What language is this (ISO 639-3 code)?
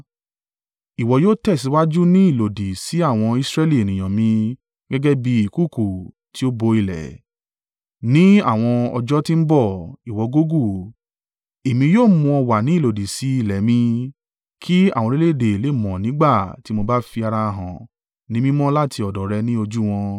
yor